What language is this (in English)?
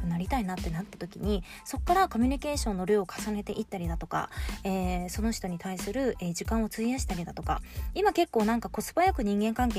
Japanese